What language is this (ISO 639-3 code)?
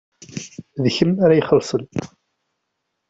kab